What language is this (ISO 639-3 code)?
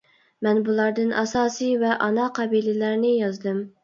uig